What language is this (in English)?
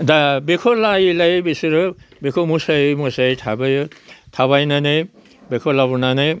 Bodo